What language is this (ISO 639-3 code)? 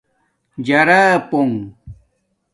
dmk